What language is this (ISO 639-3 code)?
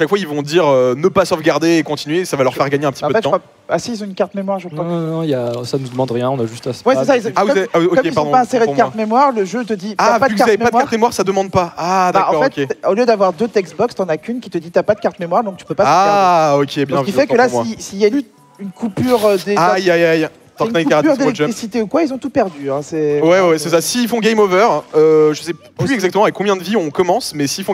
fra